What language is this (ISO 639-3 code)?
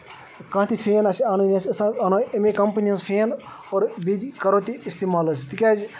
kas